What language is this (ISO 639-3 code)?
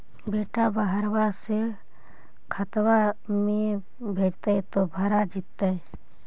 mag